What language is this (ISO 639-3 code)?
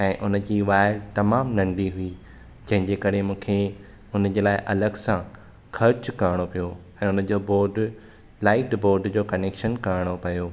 snd